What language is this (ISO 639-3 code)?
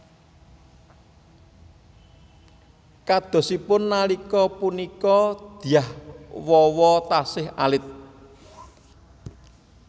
jav